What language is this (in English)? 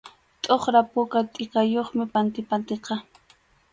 Arequipa-La Unión Quechua